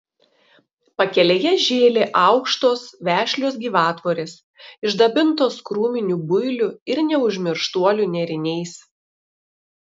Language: Lithuanian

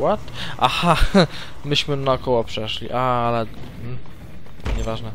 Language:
Polish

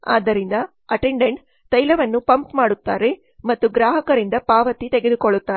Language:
Kannada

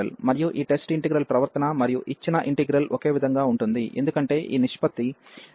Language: Telugu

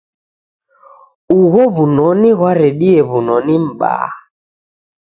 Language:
Taita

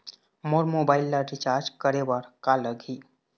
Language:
Chhattisgarhi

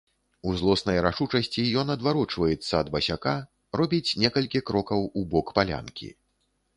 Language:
Belarusian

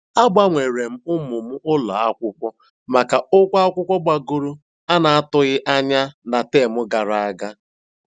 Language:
Igbo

